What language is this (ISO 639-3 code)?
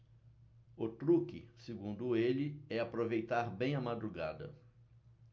por